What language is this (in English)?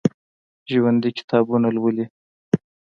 Pashto